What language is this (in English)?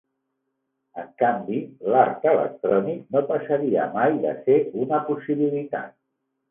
Catalan